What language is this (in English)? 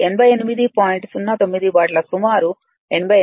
Telugu